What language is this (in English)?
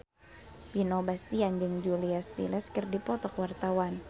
Sundanese